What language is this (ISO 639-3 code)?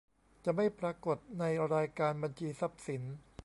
tha